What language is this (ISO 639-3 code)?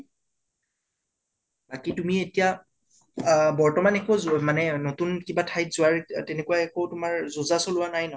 asm